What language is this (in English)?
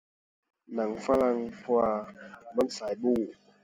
Thai